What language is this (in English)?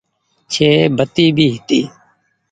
Goaria